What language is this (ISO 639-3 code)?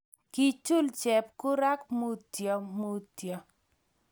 kln